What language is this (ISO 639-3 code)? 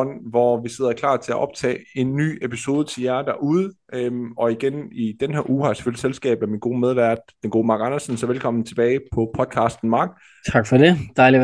dan